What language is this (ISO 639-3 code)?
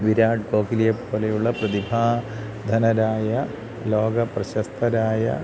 mal